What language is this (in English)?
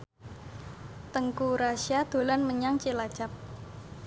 Javanese